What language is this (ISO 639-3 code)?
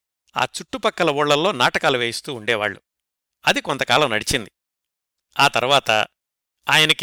tel